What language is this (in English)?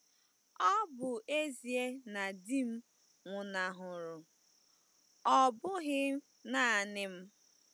Igbo